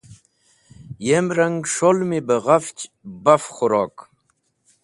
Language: Wakhi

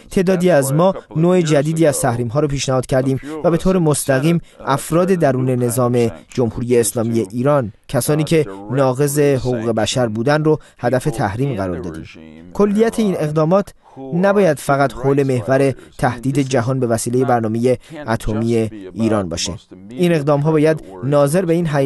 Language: Persian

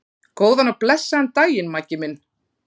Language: Icelandic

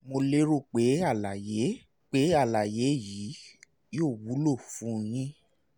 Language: Yoruba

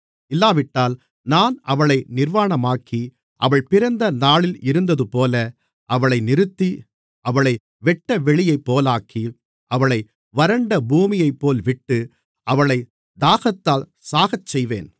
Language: Tamil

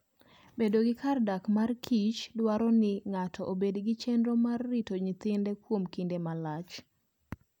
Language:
Luo (Kenya and Tanzania)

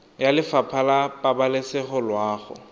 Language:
Tswana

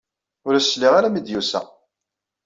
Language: Kabyle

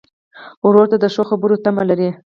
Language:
Pashto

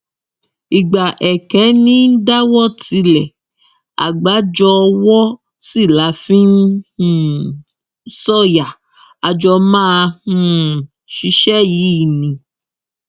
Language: Yoruba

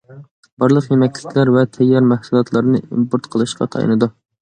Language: Uyghur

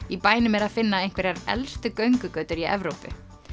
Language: Icelandic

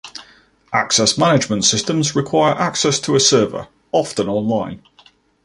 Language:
English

